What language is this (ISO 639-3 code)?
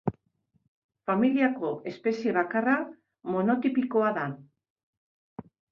eus